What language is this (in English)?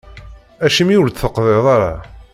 Kabyle